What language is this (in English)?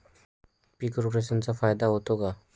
Marathi